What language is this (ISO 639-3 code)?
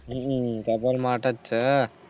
guj